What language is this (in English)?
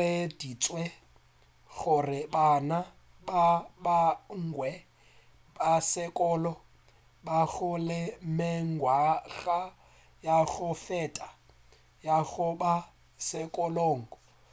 Northern Sotho